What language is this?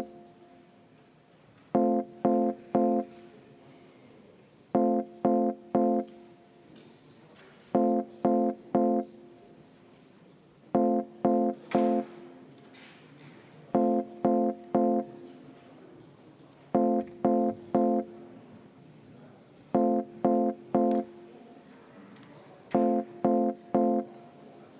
Estonian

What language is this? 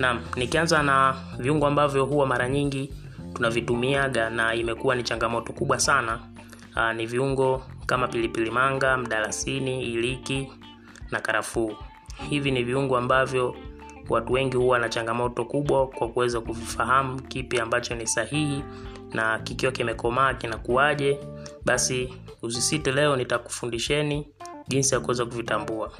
Swahili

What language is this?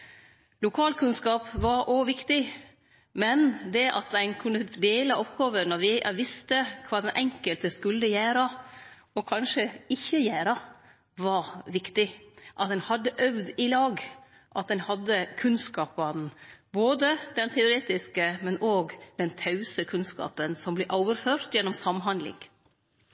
Norwegian Nynorsk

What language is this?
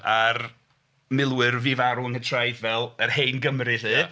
Welsh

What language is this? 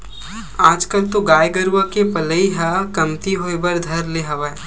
Chhattisgarhi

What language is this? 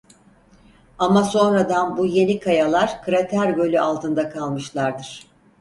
Turkish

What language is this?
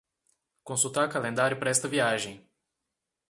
Portuguese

